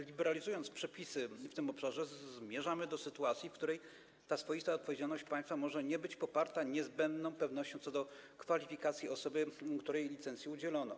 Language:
Polish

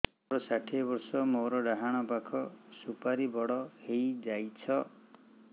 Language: Odia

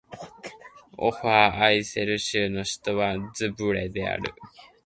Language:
Japanese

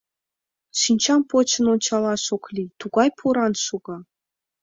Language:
Mari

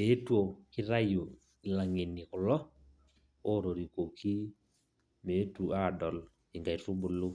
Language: Masai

